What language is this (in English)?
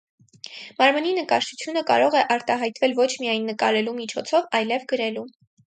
Armenian